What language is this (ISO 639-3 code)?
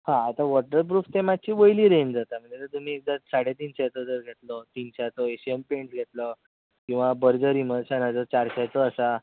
kok